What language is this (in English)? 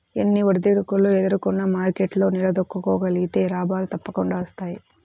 Telugu